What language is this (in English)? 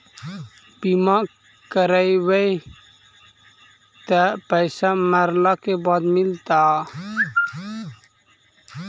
Magahi